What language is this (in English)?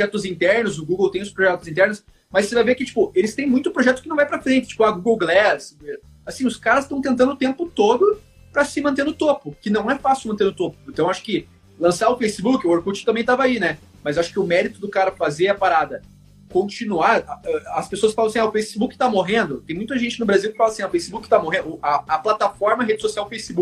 Portuguese